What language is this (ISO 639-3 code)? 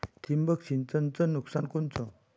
mar